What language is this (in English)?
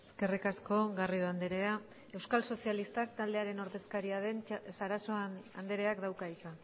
Basque